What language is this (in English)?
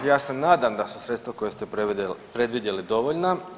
Croatian